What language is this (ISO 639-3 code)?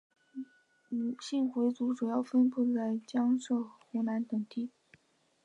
zho